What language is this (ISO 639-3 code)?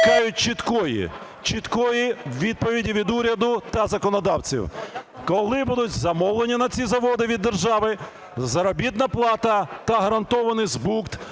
ukr